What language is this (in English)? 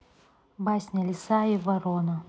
Russian